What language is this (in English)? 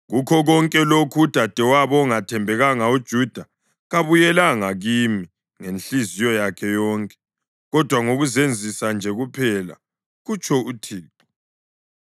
North Ndebele